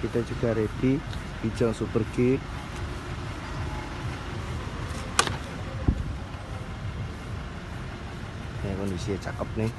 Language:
Indonesian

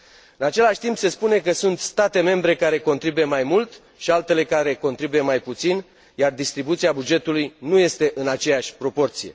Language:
Romanian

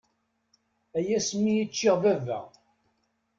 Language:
Kabyle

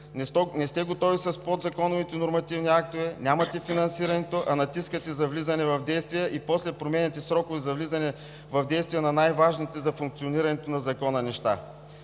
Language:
Bulgarian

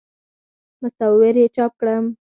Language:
Pashto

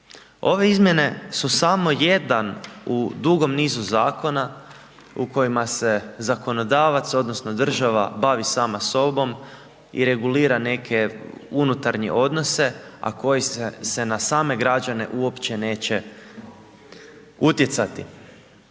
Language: Croatian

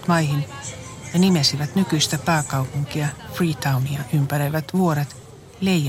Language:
Finnish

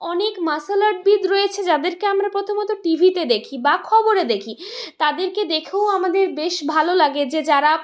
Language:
Bangla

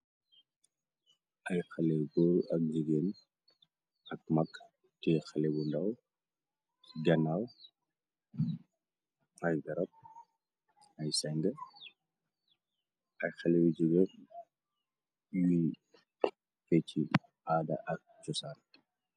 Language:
Wolof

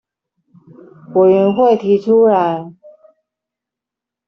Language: Chinese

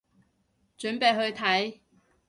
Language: Cantonese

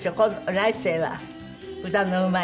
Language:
Japanese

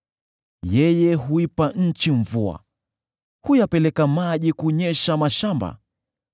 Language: Swahili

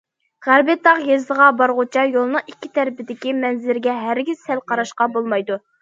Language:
Uyghur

